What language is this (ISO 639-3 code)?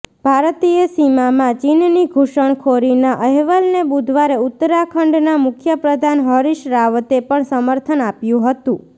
guj